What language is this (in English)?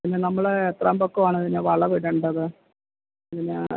Malayalam